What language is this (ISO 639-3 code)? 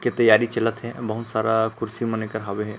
hne